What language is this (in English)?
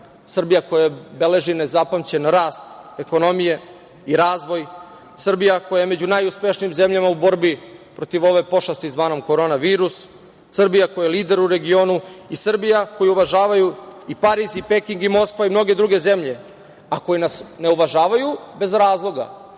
Serbian